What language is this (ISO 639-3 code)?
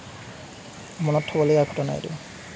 asm